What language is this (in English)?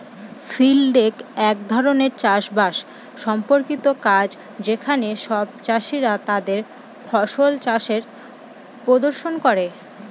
Bangla